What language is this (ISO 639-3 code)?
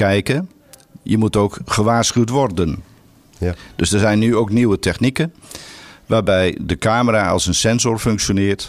nld